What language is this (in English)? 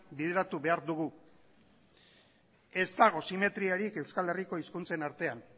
Basque